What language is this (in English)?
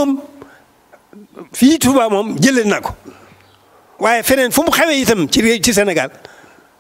French